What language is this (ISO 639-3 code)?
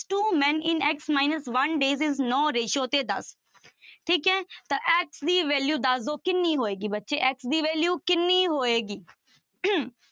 pan